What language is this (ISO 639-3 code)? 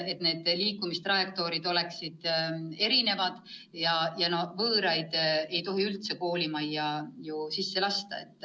est